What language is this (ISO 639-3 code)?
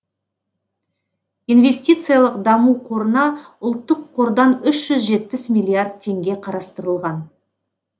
kaz